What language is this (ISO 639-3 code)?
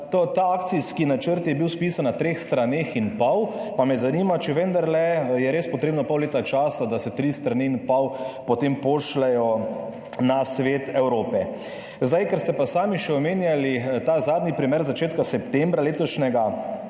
slv